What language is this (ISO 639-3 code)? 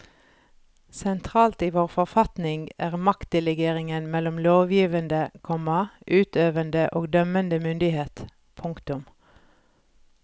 nor